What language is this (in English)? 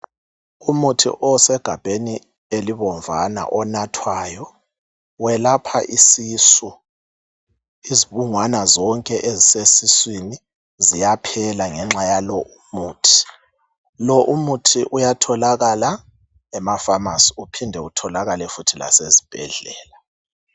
North Ndebele